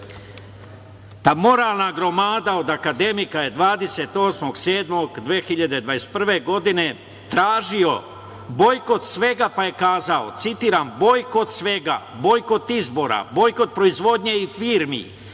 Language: Serbian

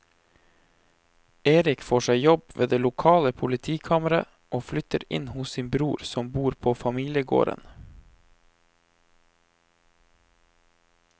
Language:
Norwegian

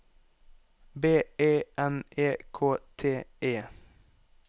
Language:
Norwegian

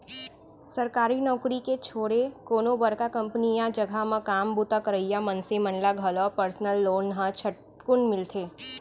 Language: Chhattisgarhi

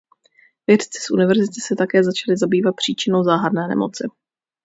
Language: Czech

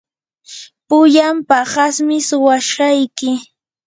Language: Yanahuanca Pasco Quechua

